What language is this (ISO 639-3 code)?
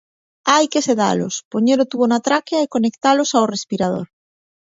glg